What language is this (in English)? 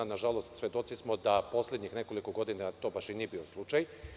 Serbian